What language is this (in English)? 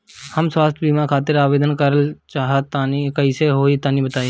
Bhojpuri